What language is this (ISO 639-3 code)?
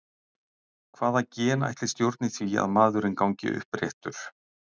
isl